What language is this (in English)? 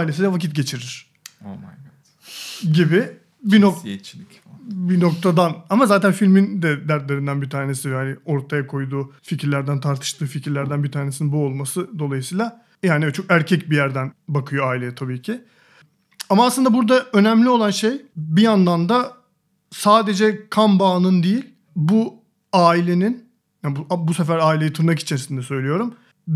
Turkish